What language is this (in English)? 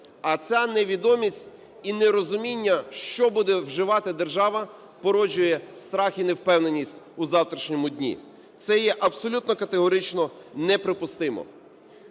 Ukrainian